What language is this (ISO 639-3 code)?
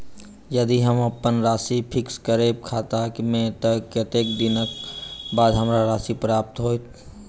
mai